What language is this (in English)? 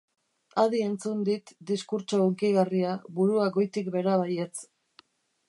Basque